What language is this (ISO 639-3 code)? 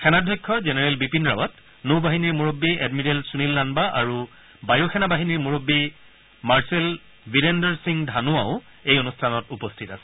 asm